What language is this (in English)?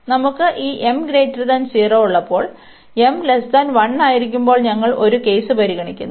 Malayalam